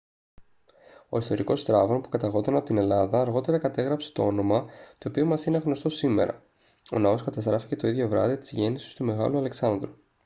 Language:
Greek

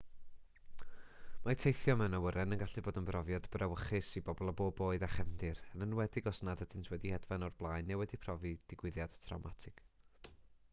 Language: Welsh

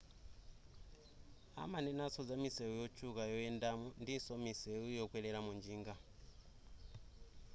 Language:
Nyanja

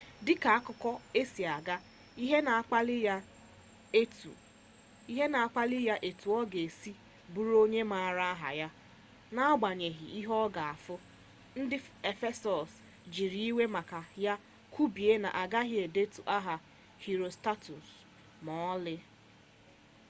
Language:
Igbo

